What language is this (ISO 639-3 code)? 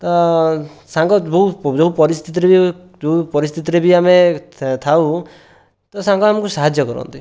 ori